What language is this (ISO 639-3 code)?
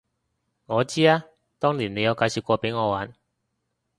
yue